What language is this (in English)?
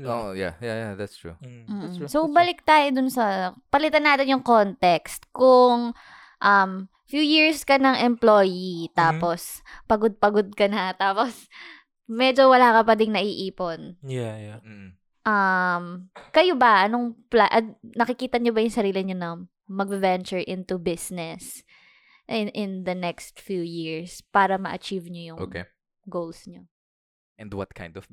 Filipino